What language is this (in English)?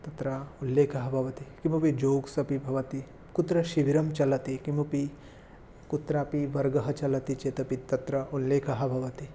Sanskrit